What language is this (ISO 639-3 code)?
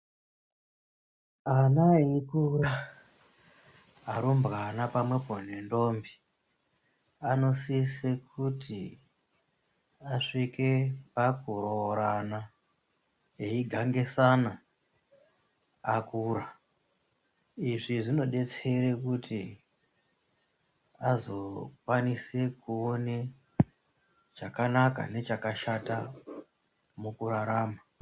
ndc